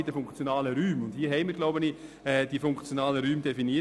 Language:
Swiss German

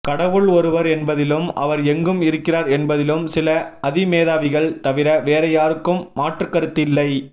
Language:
Tamil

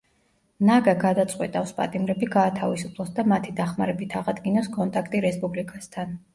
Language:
Georgian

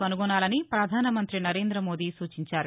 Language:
Telugu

